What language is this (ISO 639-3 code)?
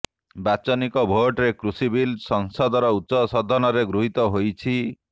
ori